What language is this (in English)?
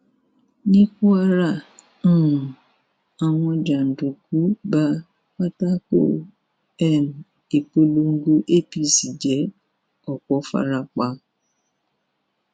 Yoruba